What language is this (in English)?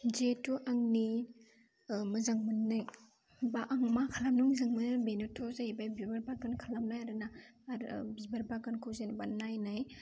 Bodo